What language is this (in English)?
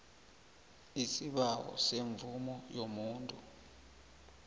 South Ndebele